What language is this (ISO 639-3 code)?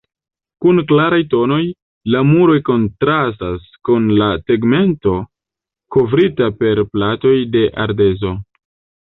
epo